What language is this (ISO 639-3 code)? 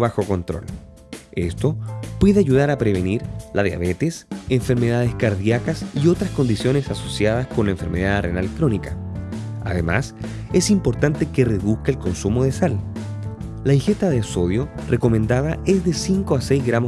spa